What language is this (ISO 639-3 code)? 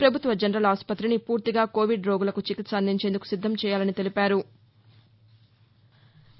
tel